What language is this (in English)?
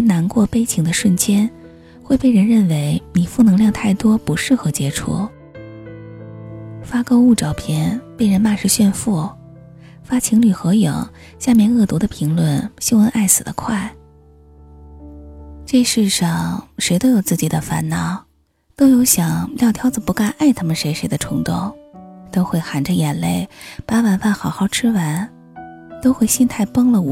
Chinese